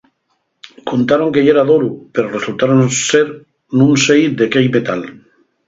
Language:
Asturian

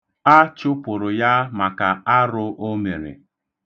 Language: Igbo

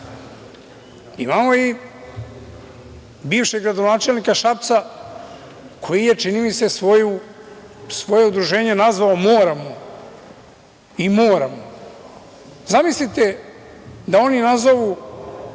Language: Serbian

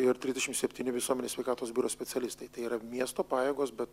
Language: Lithuanian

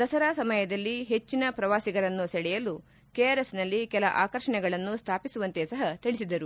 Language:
Kannada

